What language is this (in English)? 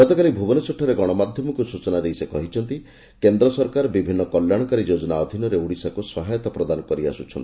Odia